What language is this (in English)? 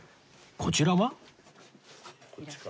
Japanese